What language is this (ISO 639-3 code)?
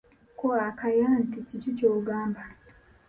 lug